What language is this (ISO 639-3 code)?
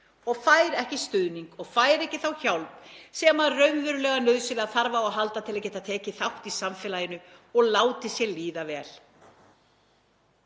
isl